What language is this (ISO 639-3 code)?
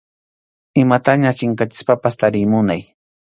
qxu